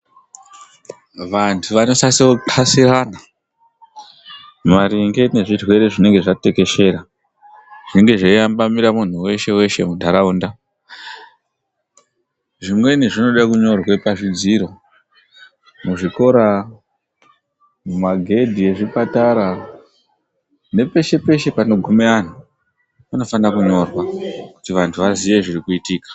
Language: Ndau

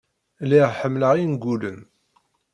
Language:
Kabyle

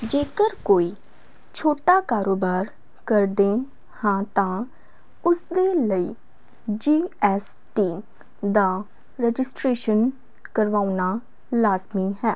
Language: Punjabi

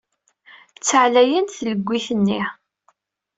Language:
Kabyle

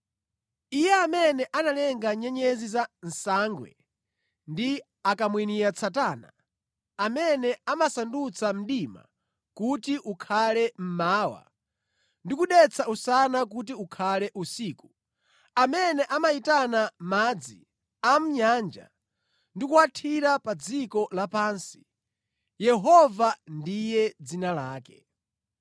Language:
Nyanja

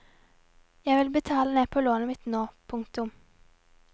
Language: Norwegian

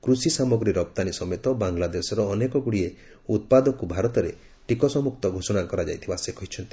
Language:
Odia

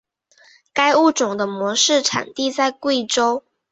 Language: Chinese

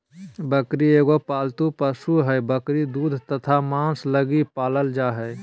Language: Magahi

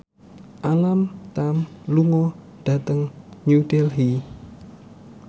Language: Javanese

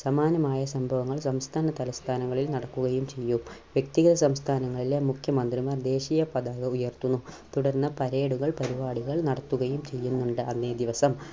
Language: Malayalam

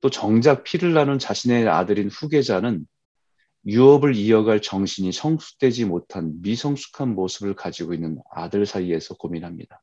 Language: Korean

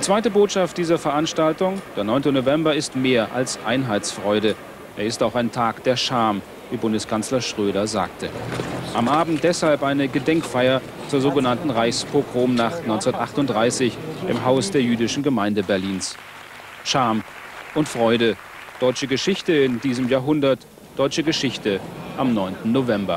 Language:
German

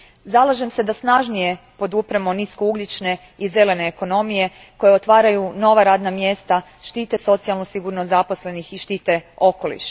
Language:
Croatian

